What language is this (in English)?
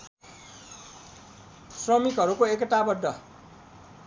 Nepali